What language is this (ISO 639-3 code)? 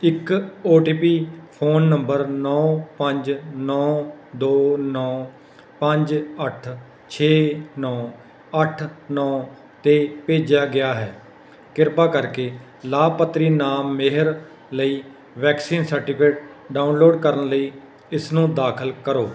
pan